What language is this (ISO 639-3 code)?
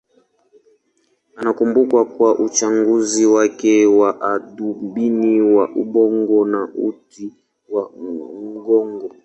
swa